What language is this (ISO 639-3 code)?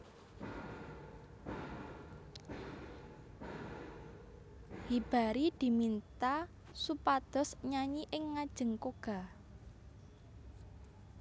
jav